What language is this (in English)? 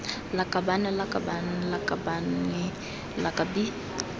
Tswana